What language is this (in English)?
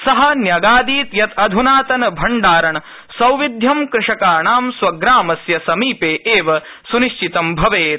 Sanskrit